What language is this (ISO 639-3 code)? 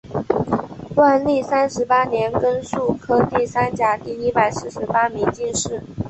zho